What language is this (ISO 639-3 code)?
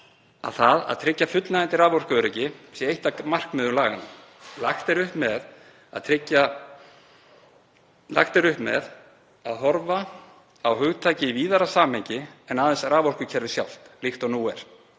isl